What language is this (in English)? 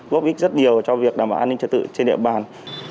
Vietnamese